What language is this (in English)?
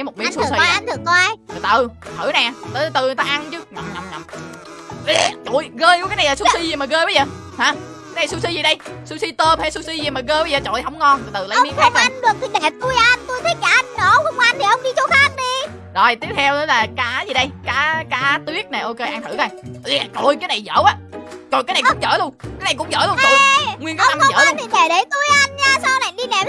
Vietnamese